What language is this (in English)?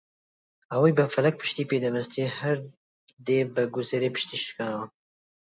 Central Kurdish